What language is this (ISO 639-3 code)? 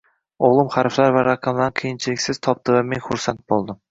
uzb